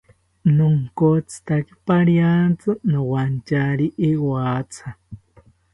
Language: South Ucayali Ashéninka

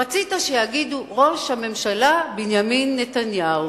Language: Hebrew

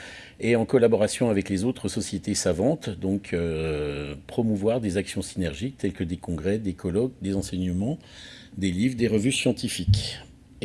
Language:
French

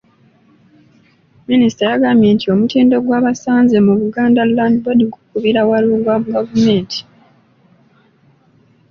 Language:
Ganda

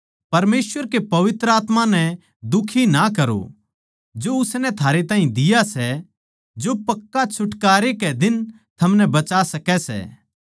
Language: Haryanvi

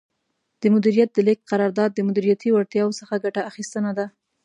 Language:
Pashto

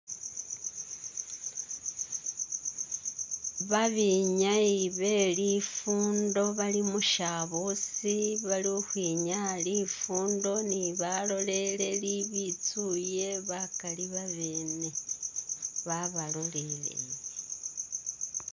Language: Masaaba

